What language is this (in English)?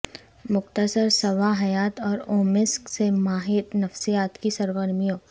Urdu